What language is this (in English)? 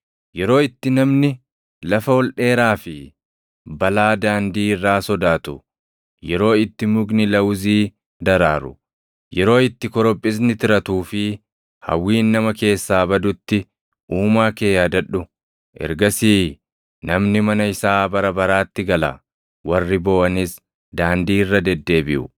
Oromo